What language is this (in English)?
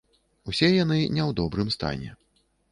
Belarusian